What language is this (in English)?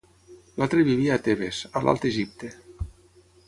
Catalan